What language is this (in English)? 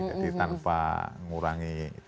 Indonesian